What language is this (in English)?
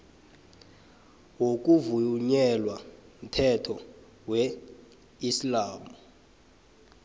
South Ndebele